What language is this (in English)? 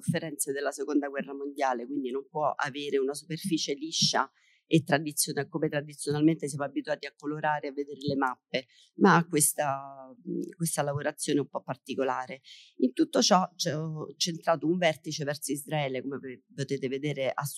Italian